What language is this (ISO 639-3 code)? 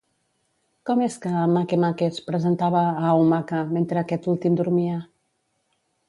cat